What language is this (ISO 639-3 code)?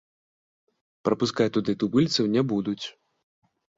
bel